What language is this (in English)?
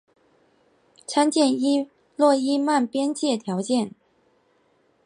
Chinese